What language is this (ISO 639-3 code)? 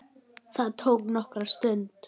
isl